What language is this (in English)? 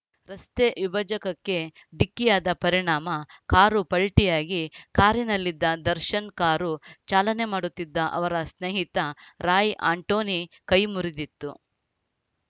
Kannada